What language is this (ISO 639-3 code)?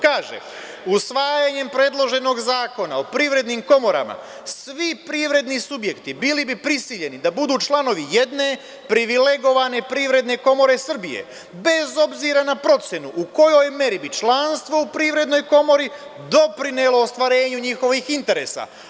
srp